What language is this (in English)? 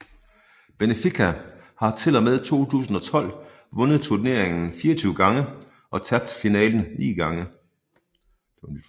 Danish